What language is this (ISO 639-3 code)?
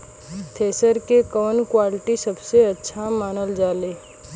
bho